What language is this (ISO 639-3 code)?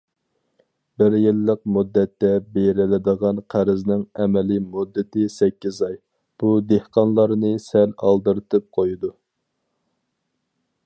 uig